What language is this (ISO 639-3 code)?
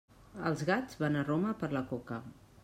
cat